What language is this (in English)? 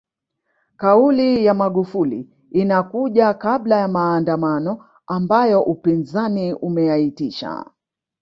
Swahili